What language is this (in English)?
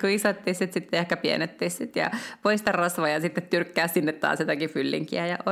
Finnish